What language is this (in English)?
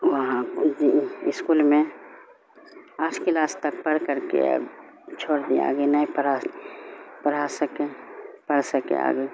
Urdu